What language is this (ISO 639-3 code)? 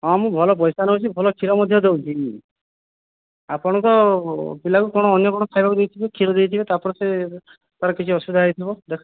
ori